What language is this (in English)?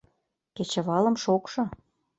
Mari